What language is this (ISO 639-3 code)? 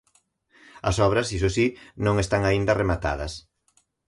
glg